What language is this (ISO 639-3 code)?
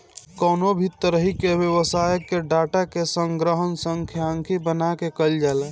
bho